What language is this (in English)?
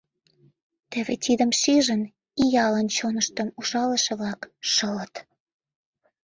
Mari